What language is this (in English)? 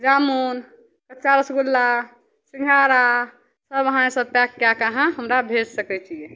Maithili